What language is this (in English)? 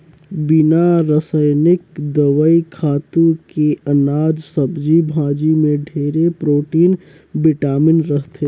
Chhattisgarhi